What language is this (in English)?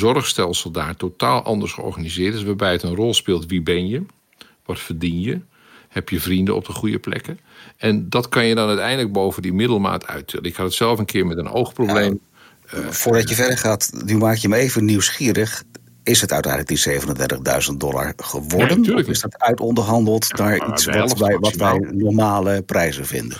Dutch